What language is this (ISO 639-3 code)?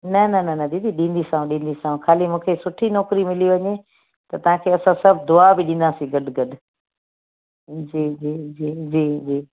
snd